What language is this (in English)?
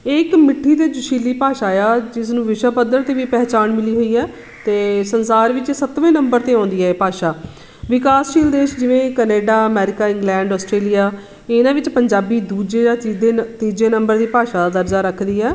Punjabi